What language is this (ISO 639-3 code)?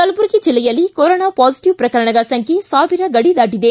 kan